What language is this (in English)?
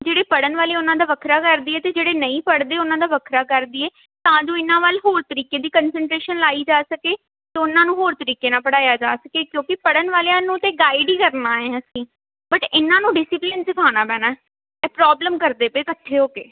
Punjabi